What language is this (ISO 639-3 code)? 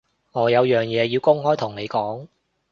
yue